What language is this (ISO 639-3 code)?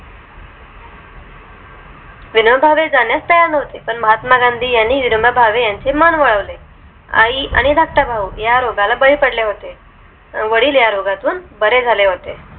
mar